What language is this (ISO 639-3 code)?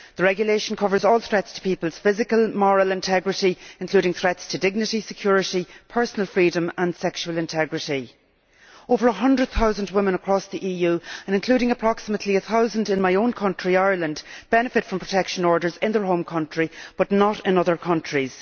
eng